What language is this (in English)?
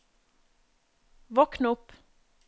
Norwegian